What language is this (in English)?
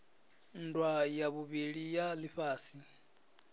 Venda